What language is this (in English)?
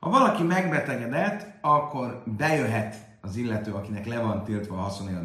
Hungarian